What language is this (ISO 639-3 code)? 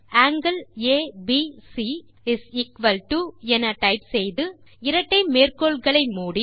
tam